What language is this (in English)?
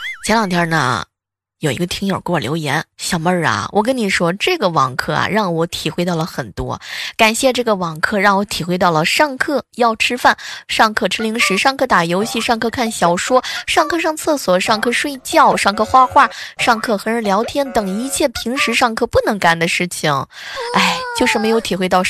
Chinese